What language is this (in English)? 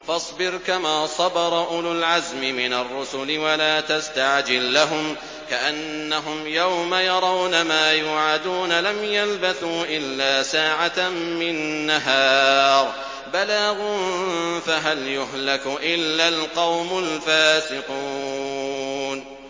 Arabic